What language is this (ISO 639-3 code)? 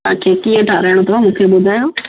snd